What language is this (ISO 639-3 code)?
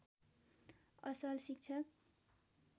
nep